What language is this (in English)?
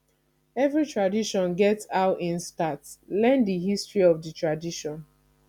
Nigerian Pidgin